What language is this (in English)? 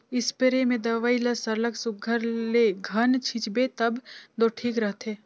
Chhattisgarhi